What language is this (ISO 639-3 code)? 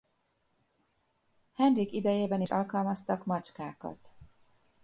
hun